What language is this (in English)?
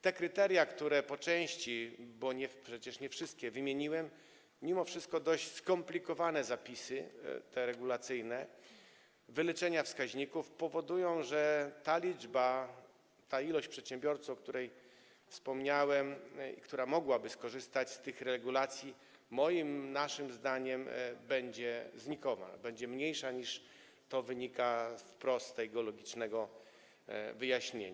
Polish